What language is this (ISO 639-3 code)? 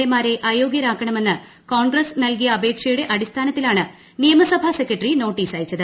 mal